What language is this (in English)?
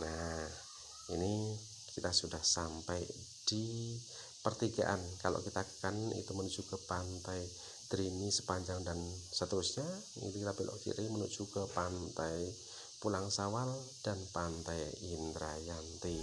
Indonesian